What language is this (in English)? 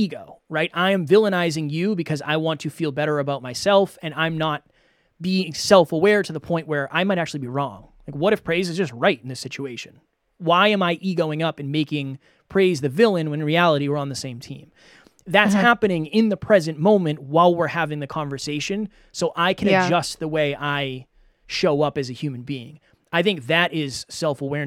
English